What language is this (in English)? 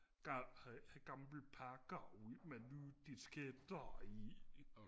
Danish